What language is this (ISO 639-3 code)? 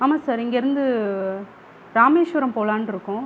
tam